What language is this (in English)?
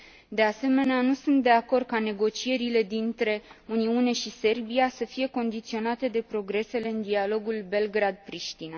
Romanian